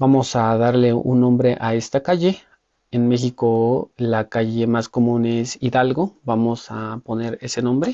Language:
Spanish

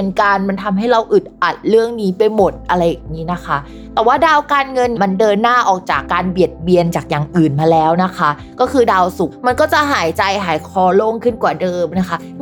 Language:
Thai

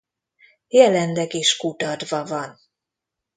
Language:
Hungarian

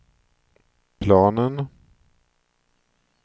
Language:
Swedish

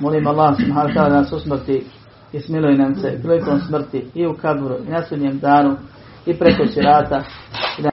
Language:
Croatian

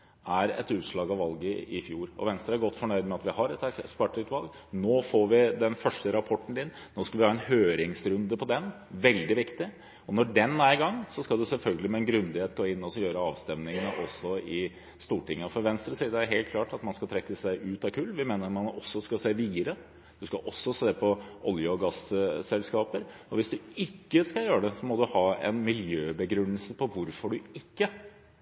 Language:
Norwegian Bokmål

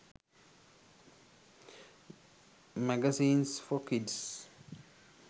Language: Sinhala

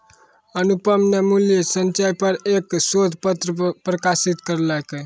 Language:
Maithili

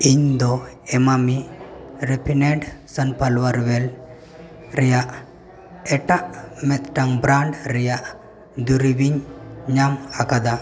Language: Santali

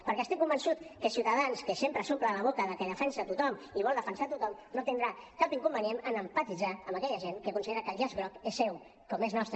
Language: Catalan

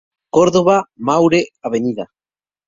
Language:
Spanish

